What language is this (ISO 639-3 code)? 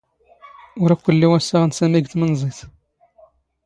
zgh